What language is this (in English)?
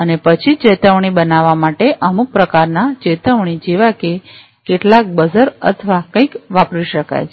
Gujarati